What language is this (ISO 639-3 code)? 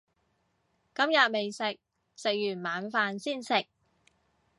yue